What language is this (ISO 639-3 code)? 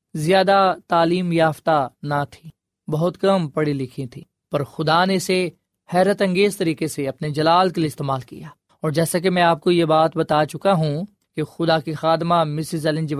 urd